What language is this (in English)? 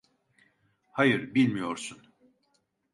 Turkish